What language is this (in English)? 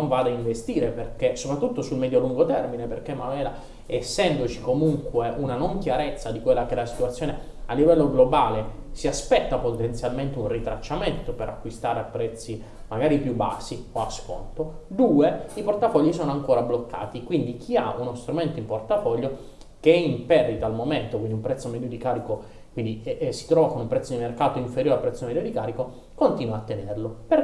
Italian